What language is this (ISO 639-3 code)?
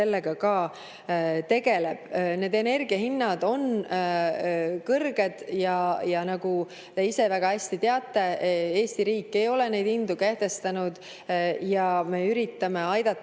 est